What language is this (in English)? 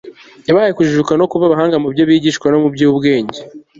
Kinyarwanda